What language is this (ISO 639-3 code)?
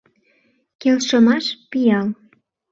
chm